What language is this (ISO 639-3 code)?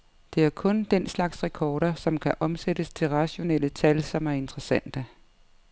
dan